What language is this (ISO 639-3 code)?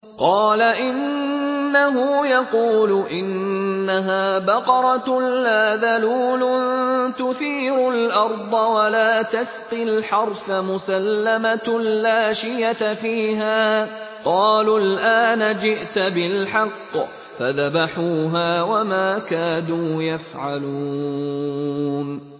ara